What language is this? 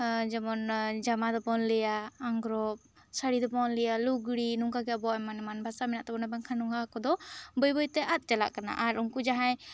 Santali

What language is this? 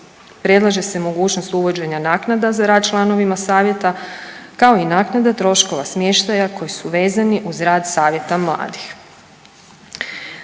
Croatian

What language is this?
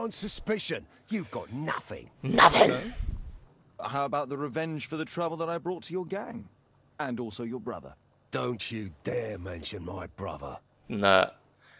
Russian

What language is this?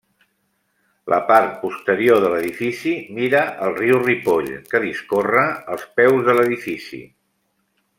Catalan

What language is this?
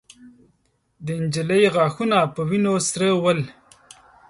Pashto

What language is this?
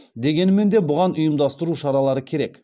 Kazakh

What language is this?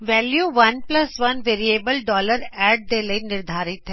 Punjabi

